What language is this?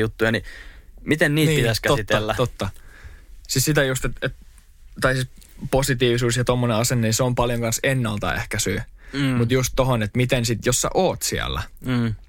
Finnish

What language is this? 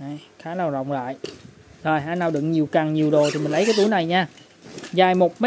Vietnamese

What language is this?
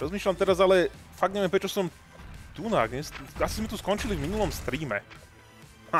Slovak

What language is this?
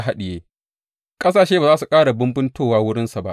Hausa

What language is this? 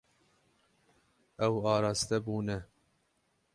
Kurdish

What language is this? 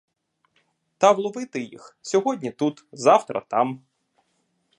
Ukrainian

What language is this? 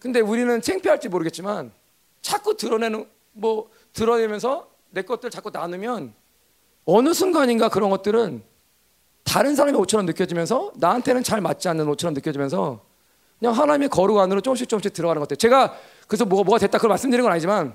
Korean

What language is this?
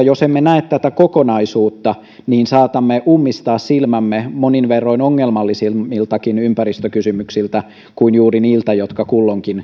Finnish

